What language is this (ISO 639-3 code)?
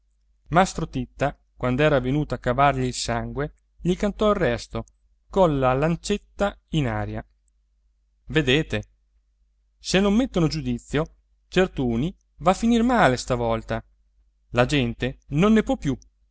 ita